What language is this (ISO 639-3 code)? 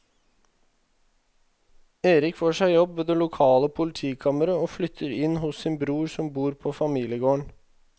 nor